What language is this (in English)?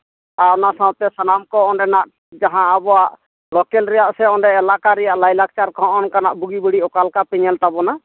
Santali